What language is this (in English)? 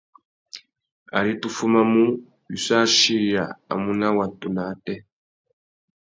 Tuki